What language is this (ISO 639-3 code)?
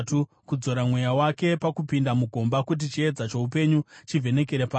sna